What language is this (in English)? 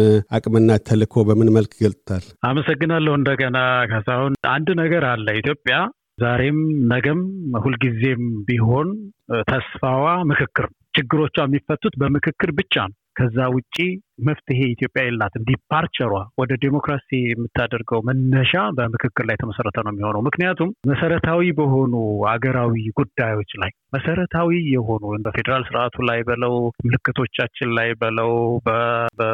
Amharic